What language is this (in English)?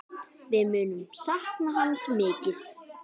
Icelandic